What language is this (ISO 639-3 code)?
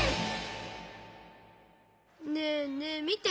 jpn